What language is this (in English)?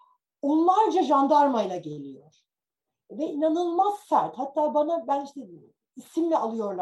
Turkish